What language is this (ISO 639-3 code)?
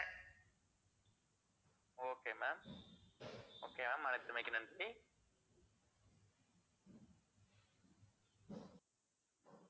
tam